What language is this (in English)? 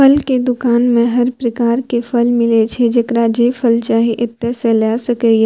Maithili